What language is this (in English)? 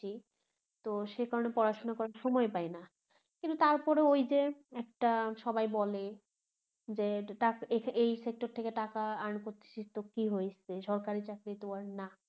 Bangla